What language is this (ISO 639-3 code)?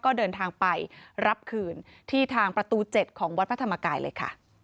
tha